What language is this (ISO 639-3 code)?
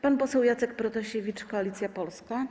pol